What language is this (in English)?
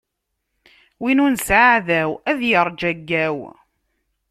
Kabyle